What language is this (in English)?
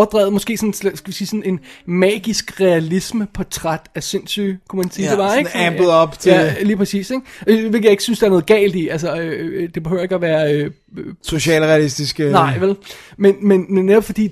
Danish